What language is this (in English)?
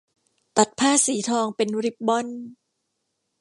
Thai